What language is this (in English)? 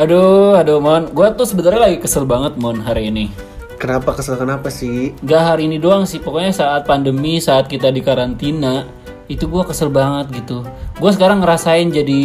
Indonesian